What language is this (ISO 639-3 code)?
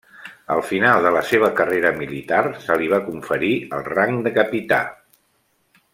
cat